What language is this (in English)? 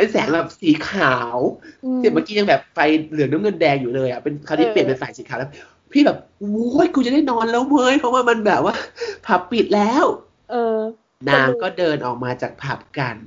Thai